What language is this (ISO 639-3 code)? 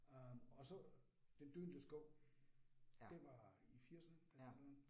dan